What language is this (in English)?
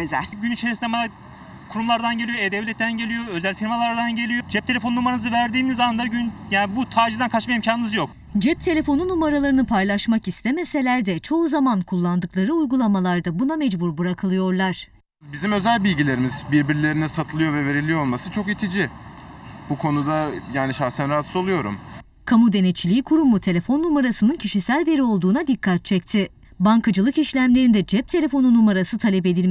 Turkish